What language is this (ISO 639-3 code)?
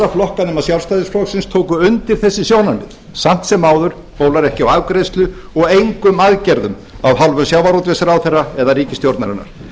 isl